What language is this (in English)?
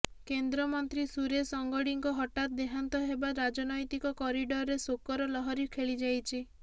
Odia